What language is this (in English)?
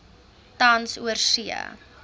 Afrikaans